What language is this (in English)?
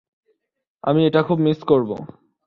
Bangla